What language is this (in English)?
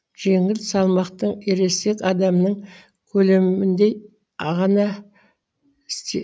Kazakh